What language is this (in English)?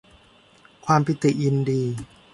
Thai